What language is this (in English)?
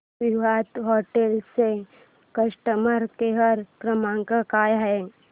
Marathi